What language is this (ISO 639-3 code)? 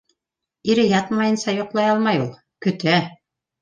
bak